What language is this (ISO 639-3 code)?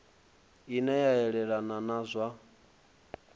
ven